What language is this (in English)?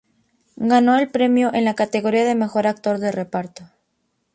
Spanish